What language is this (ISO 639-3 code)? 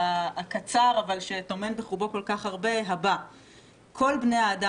heb